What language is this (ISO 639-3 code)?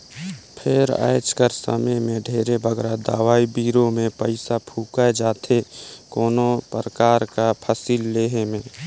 hne